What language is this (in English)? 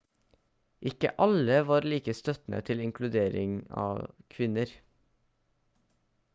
Norwegian Bokmål